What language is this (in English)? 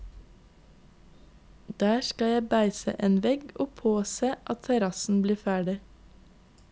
Norwegian